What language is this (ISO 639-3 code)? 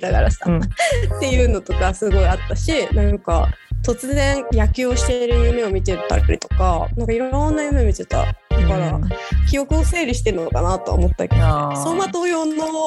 jpn